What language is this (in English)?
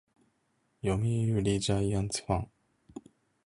Japanese